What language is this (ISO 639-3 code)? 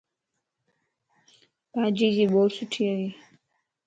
lss